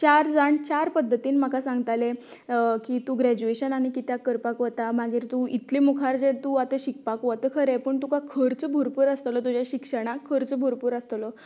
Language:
Konkani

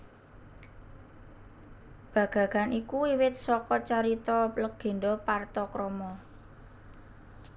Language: Javanese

